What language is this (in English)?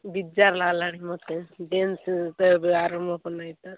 Odia